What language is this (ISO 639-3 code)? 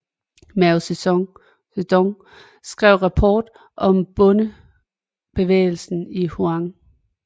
dan